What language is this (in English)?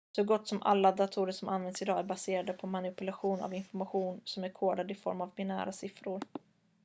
Swedish